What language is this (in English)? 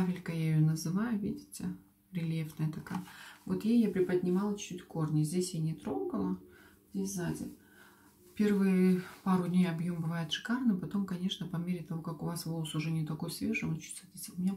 Russian